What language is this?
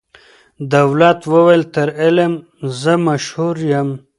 Pashto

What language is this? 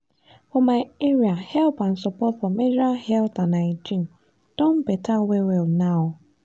Nigerian Pidgin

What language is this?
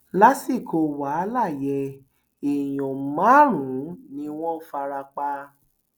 Yoruba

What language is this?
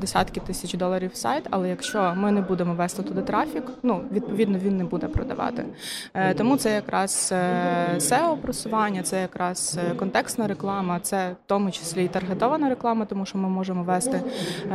Ukrainian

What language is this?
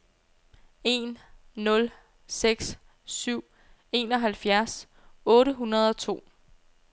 Danish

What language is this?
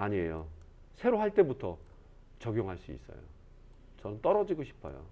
Korean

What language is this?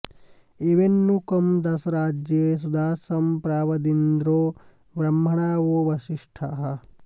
Sanskrit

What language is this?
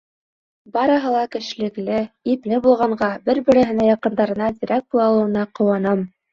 Bashkir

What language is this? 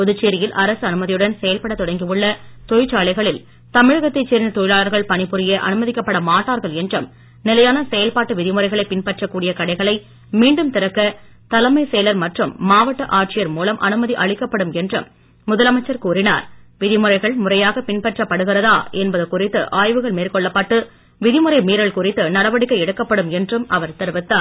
Tamil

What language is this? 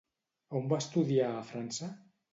Catalan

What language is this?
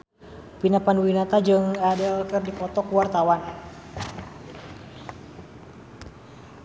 Sundanese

